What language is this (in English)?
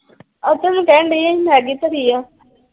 Punjabi